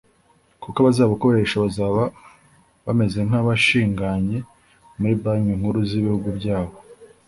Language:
Kinyarwanda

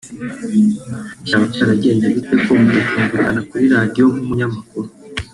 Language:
Kinyarwanda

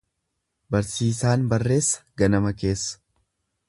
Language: Oromo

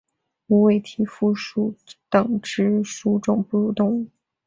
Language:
Chinese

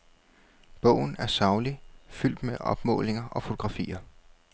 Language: Danish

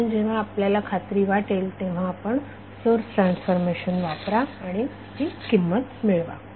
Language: Marathi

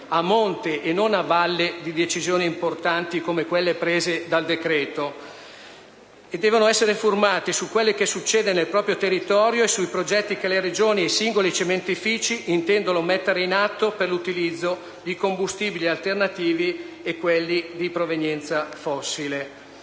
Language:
Italian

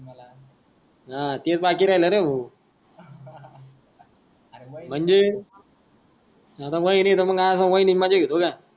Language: Marathi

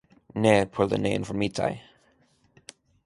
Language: Esperanto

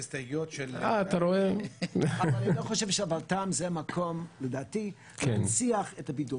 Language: Hebrew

